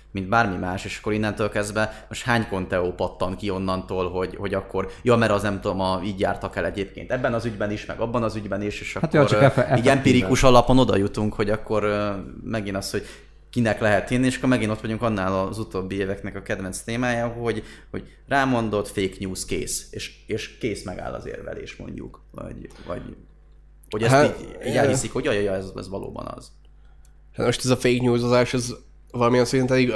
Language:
Hungarian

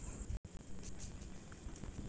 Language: Bhojpuri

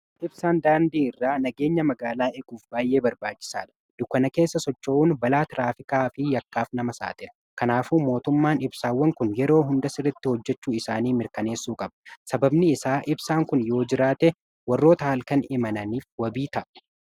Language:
Oromo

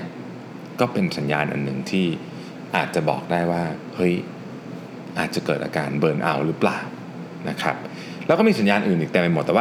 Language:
Thai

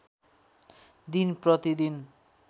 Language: Nepali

